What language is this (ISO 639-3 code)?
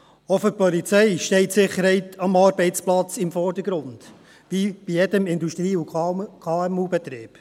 gsw